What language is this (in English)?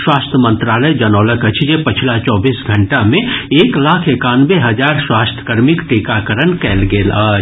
Maithili